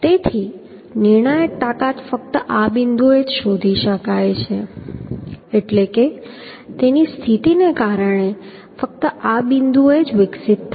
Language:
Gujarati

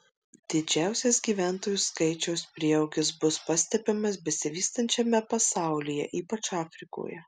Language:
Lithuanian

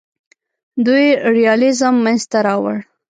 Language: Pashto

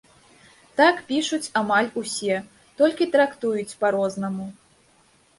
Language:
Belarusian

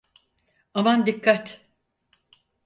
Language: Turkish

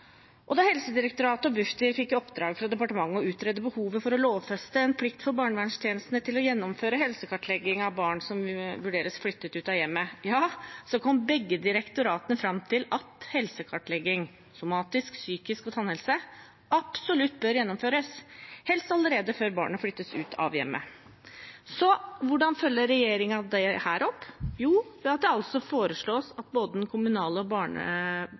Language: Norwegian Bokmål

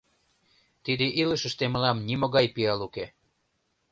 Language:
Mari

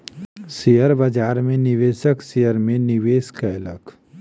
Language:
Maithili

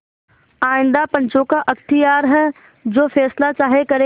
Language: Hindi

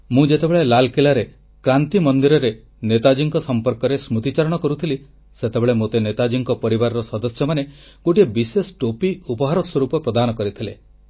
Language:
Odia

